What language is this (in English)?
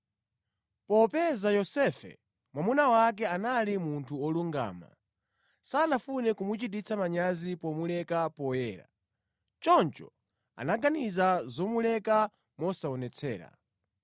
Nyanja